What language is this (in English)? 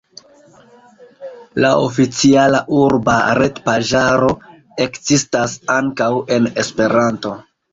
Esperanto